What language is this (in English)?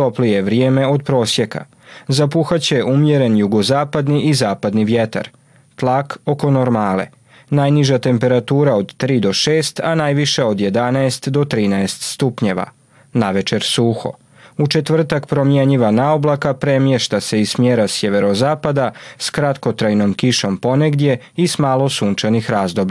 Croatian